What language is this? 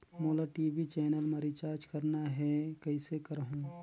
Chhattisgarhi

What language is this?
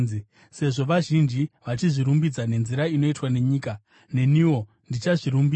Shona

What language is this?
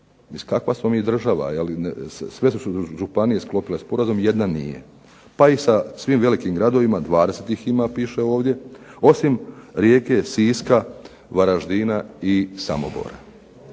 Croatian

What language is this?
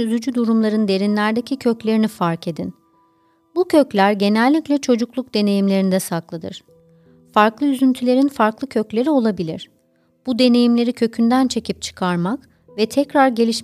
Turkish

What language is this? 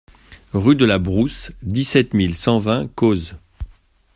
French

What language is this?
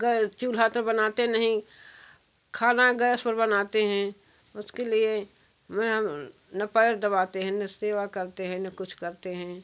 Hindi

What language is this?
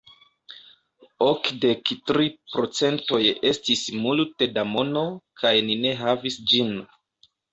Esperanto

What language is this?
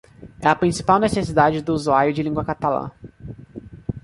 Portuguese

